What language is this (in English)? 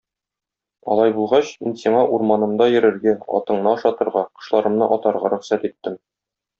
Tatar